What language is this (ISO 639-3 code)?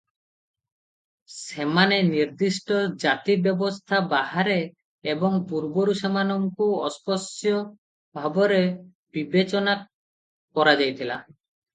ori